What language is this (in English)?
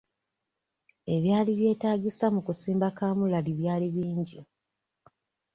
Ganda